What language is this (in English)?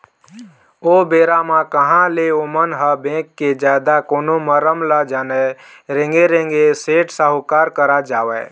Chhattisgarhi